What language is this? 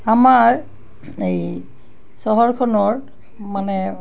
Assamese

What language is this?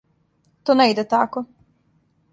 Serbian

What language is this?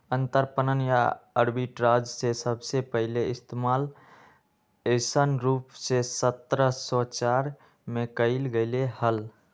Magahi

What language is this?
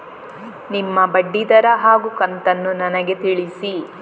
Kannada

